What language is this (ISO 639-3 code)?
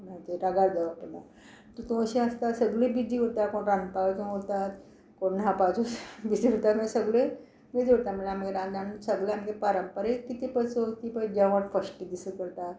kok